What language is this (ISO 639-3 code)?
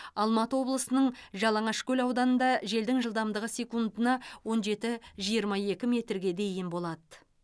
kaz